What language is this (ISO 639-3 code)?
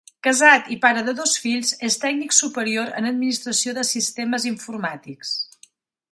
cat